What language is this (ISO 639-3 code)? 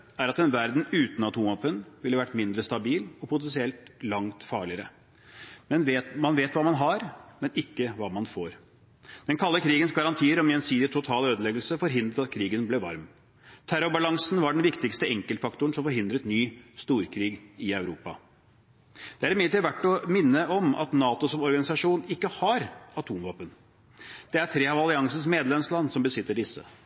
nob